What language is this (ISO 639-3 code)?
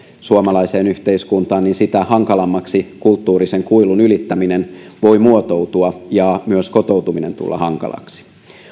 fin